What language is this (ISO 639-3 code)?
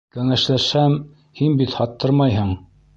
bak